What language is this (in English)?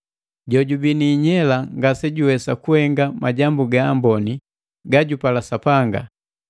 Matengo